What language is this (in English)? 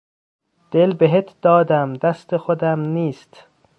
Persian